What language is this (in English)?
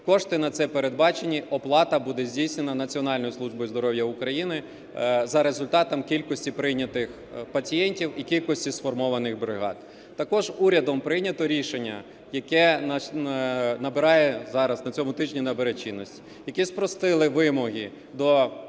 Ukrainian